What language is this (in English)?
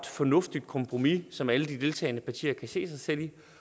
Danish